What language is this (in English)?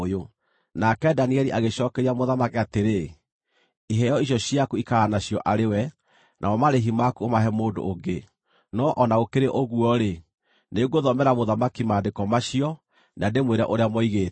Kikuyu